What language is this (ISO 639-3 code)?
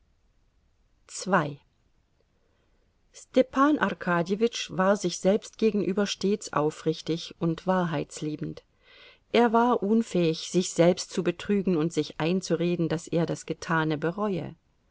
deu